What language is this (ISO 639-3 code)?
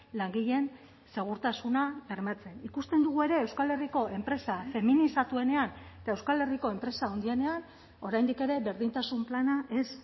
eus